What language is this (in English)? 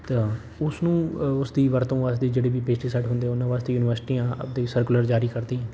Punjabi